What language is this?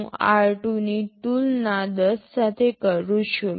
Gujarati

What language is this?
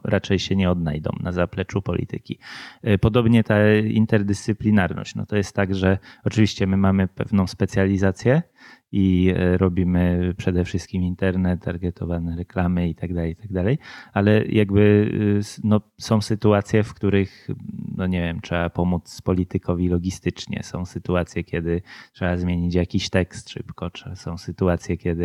Polish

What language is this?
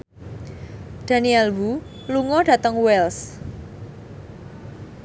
Javanese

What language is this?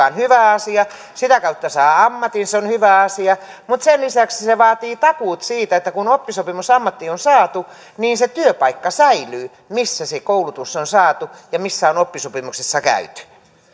Finnish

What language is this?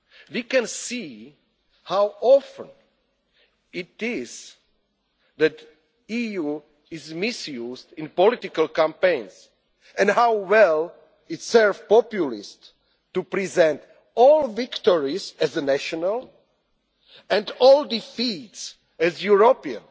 English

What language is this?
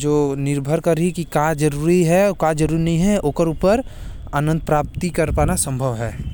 Korwa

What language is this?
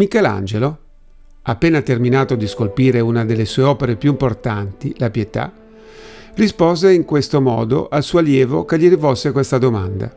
Italian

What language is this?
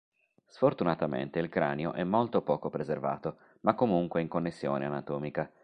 Italian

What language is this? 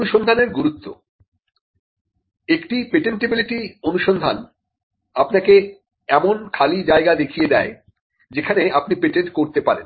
Bangla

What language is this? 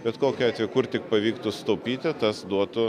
Lithuanian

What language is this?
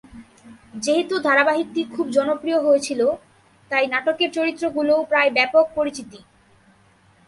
Bangla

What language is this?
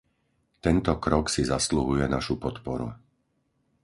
Slovak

